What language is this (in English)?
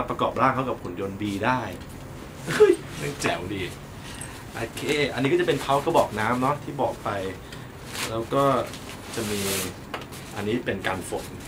Thai